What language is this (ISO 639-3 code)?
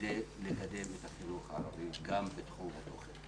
heb